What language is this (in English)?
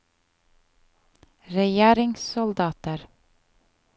Norwegian